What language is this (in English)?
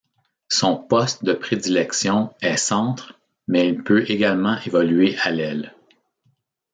French